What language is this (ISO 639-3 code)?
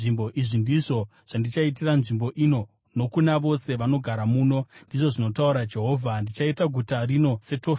sna